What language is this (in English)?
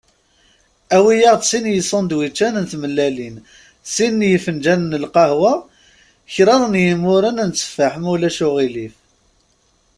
Kabyle